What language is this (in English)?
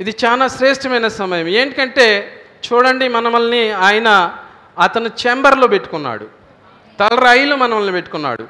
Telugu